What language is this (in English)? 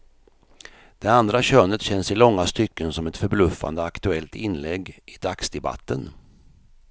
Swedish